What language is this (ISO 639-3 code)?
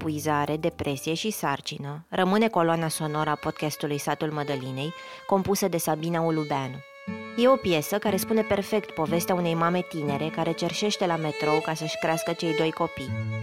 ron